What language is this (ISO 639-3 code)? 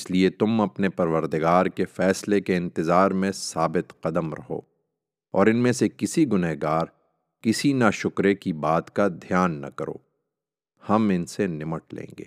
urd